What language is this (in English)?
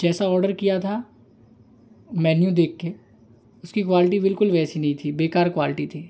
Hindi